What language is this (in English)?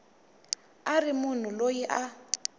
Tsonga